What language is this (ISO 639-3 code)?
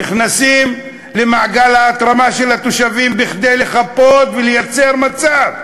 heb